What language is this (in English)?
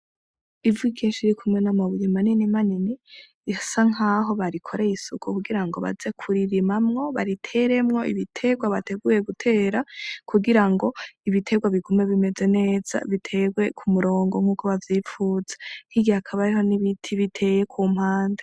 Rundi